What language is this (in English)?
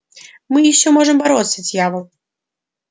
Russian